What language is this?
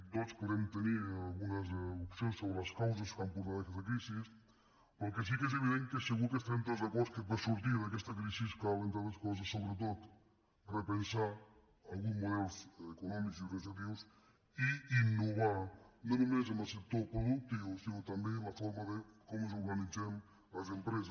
Catalan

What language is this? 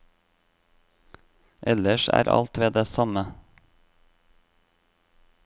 Norwegian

